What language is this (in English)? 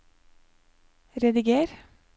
Norwegian